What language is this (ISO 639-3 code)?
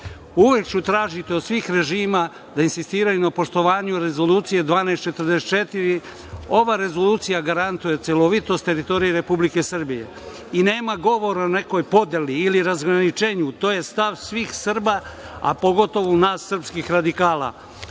srp